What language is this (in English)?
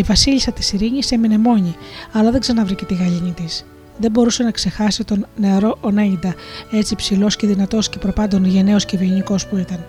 Greek